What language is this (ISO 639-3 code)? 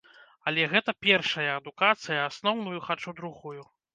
bel